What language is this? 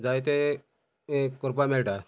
Konkani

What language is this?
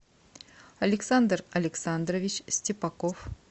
Russian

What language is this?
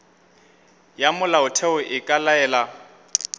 Northern Sotho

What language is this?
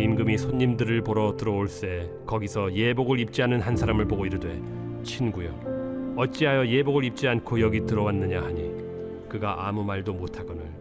Korean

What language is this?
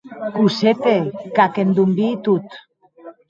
Occitan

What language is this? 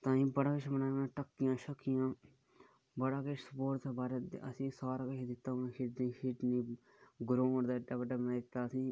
Dogri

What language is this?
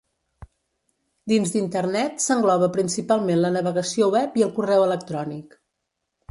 Catalan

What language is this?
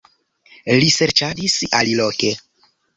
Esperanto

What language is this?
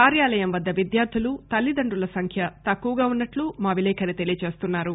Telugu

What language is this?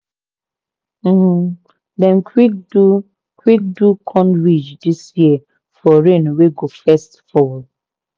Nigerian Pidgin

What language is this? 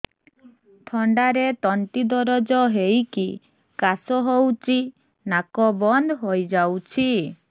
Odia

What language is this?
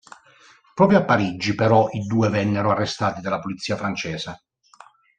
Italian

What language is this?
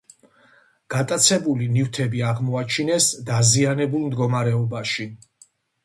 Georgian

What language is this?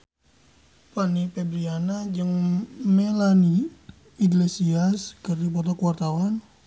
Sundanese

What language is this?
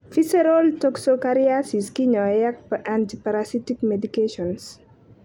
Kalenjin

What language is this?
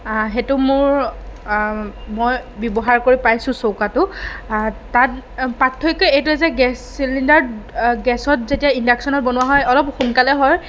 Assamese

